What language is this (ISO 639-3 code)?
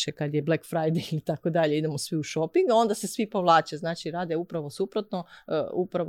hrv